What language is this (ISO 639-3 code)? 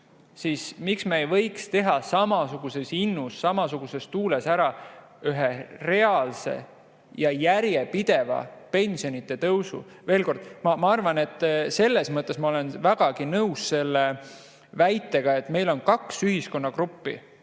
est